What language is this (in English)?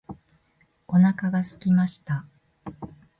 Japanese